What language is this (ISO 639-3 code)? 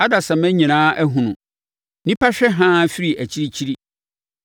aka